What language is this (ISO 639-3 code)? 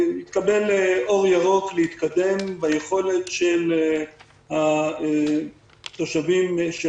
heb